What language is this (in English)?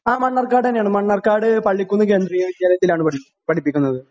Malayalam